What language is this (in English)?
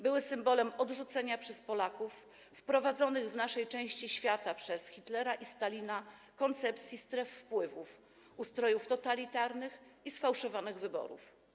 Polish